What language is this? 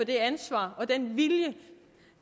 Danish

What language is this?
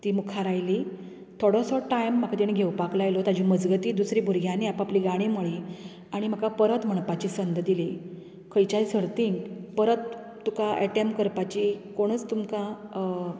Konkani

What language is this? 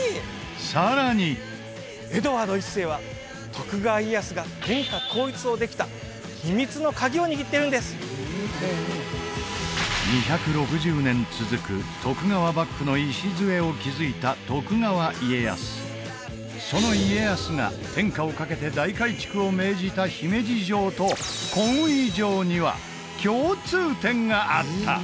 Japanese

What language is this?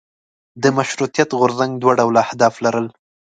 Pashto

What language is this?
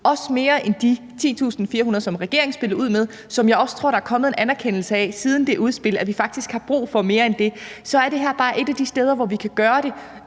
Danish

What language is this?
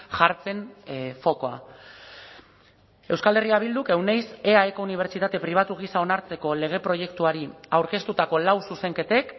Basque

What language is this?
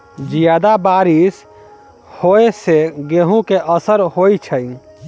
Maithili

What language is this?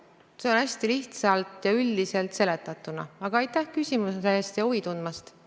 Estonian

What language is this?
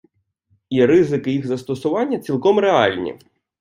Ukrainian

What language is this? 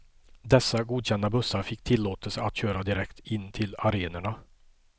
Swedish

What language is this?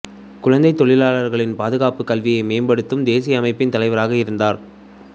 Tamil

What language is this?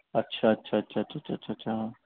Urdu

